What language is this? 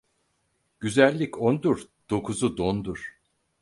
Turkish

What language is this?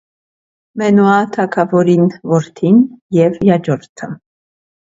Armenian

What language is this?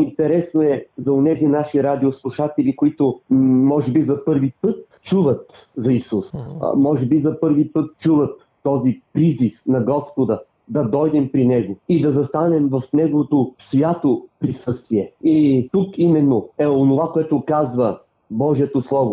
Bulgarian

